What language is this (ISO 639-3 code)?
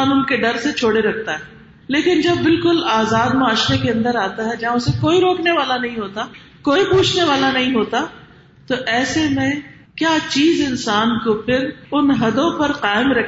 urd